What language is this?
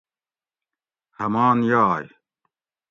Gawri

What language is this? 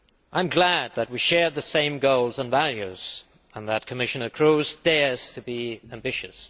English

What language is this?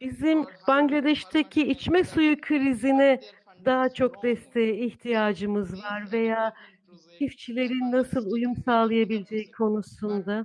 Turkish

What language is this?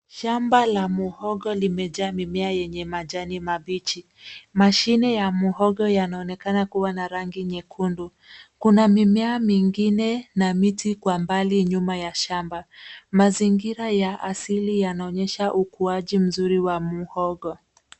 Swahili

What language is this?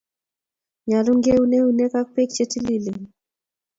Kalenjin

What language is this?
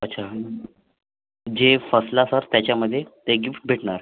Marathi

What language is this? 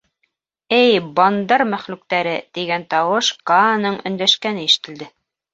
Bashkir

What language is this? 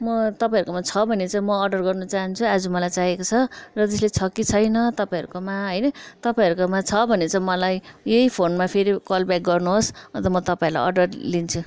Nepali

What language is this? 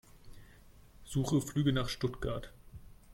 German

